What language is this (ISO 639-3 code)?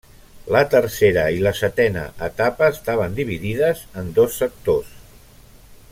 cat